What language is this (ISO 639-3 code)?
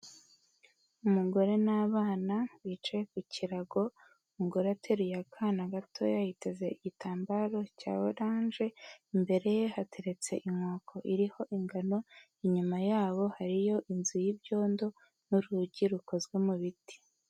kin